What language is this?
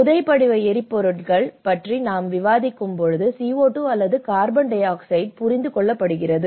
Tamil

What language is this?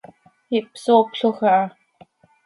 Seri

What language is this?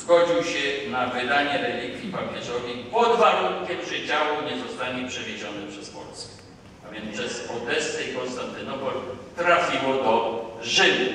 Polish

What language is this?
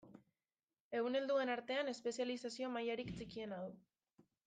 Basque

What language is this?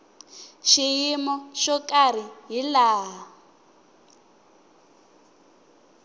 Tsonga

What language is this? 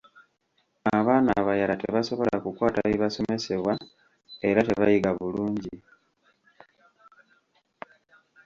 Ganda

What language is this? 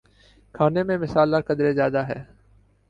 Urdu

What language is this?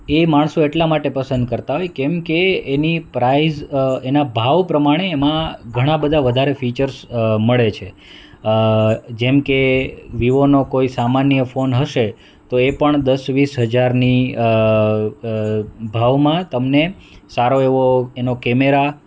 Gujarati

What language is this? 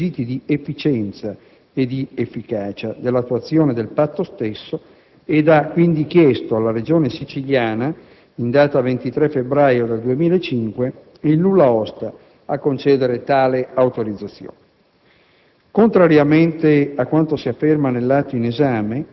Italian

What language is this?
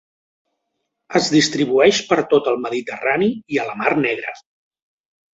Catalan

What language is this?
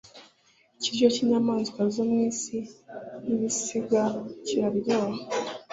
Kinyarwanda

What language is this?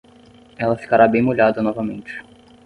Portuguese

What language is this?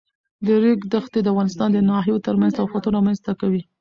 Pashto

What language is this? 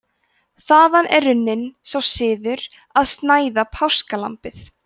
Icelandic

